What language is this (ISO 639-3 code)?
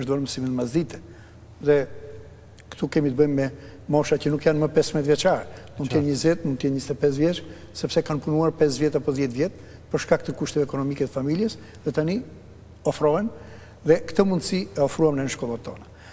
ukr